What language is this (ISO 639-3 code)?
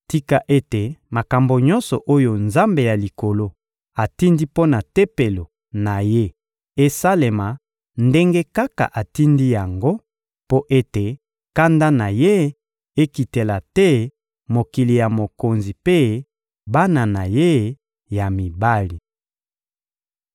lin